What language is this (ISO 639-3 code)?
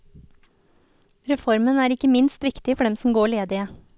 nor